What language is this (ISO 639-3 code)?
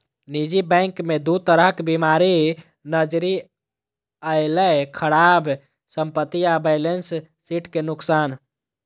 mai